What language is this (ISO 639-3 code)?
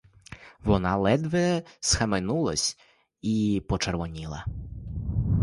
ukr